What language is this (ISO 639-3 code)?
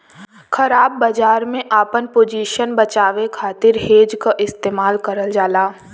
bho